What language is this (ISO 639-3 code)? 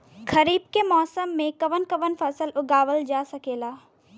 bho